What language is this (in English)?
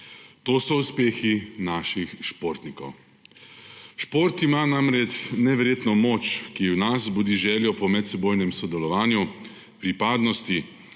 Slovenian